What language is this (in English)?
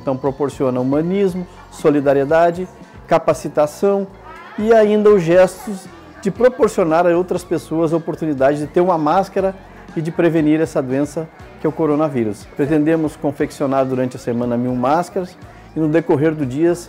Portuguese